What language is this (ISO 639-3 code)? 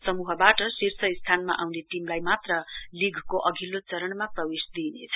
nep